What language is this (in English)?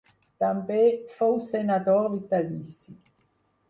Catalan